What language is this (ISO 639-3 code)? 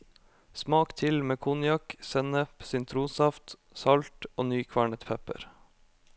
nor